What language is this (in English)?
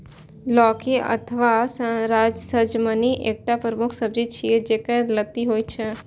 Maithili